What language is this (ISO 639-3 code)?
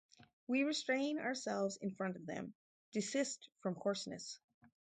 eng